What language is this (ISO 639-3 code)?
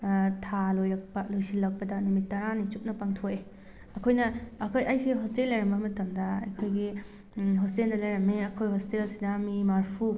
mni